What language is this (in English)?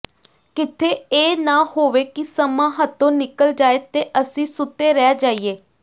Punjabi